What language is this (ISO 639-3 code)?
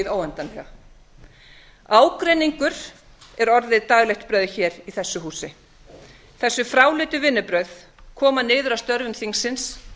isl